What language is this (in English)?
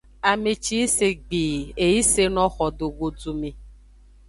Aja (Benin)